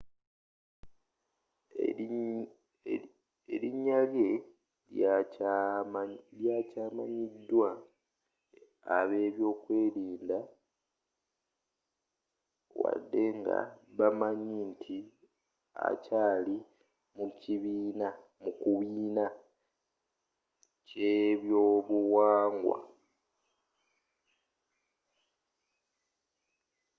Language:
Ganda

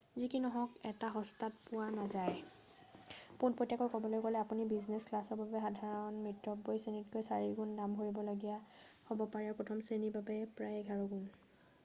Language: Assamese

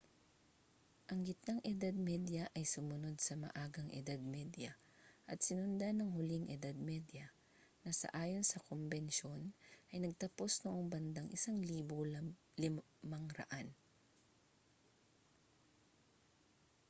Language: Filipino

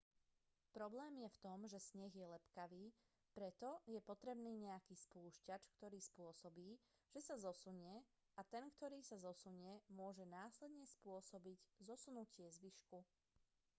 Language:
Slovak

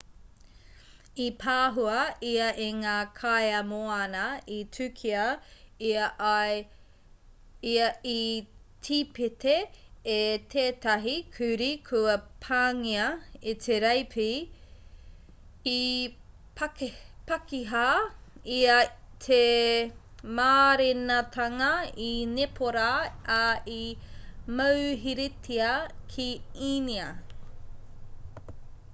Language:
Māori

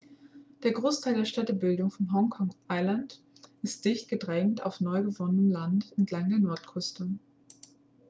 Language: German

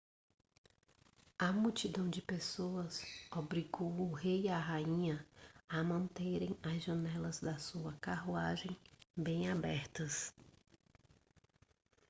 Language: Portuguese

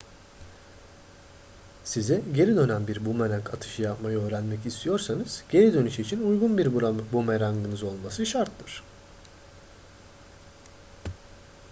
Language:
Turkish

